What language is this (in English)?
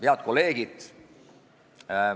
Estonian